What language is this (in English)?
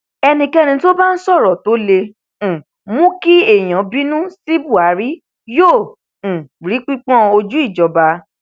Yoruba